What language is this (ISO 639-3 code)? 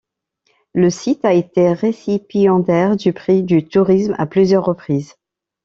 fra